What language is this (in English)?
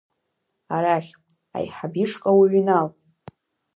Abkhazian